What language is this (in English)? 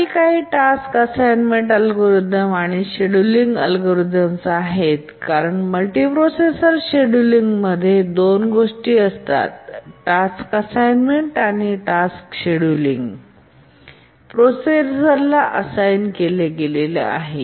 Marathi